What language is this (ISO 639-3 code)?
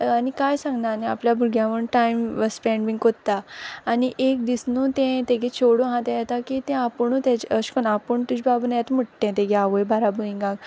kok